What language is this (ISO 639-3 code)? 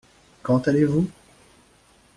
fra